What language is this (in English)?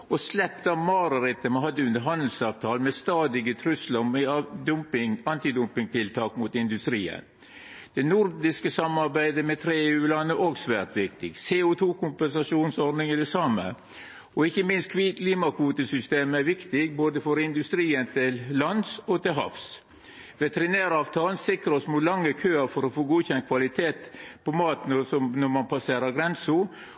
Norwegian Nynorsk